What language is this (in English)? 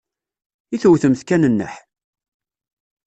Kabyle